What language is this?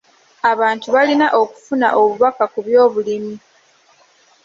Ganda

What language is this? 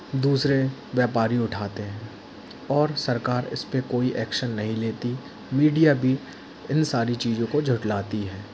Hindi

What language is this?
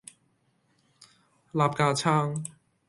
Cantonese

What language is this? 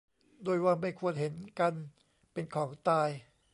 Thai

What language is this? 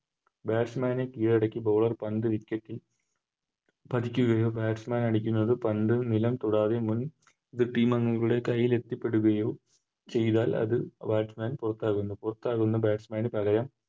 Malayalam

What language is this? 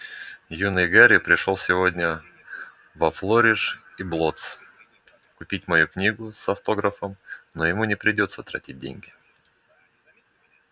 Russian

